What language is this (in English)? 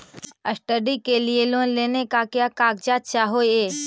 Magahi